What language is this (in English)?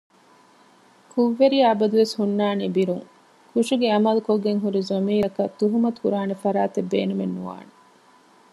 Divehi